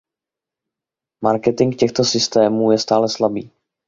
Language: Czech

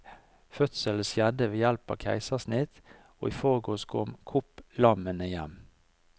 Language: Norwegian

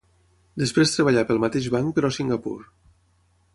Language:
Catalan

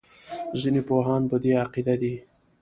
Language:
Pashto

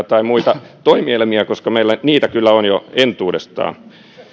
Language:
Finnish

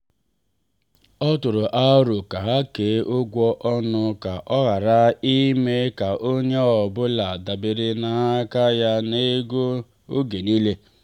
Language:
Igbo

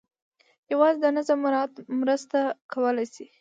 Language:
Pashto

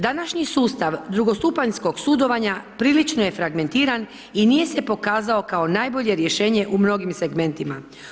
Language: Croatian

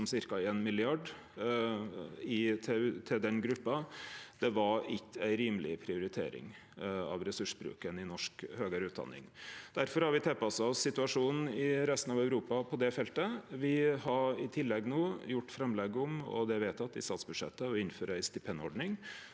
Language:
Norwegian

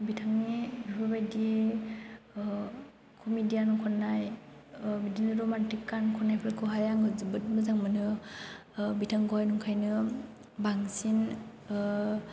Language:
Bodo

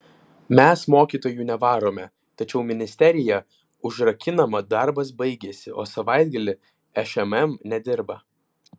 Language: Lithuanian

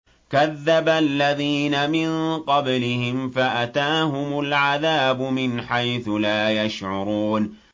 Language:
Arabic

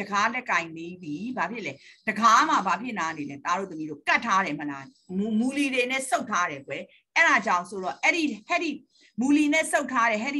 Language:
Thai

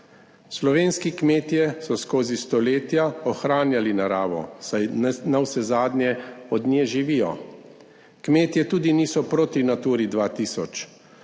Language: Slovenian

